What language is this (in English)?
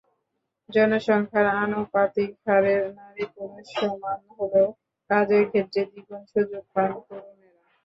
Bangla